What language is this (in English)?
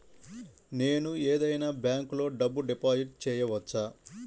Telugu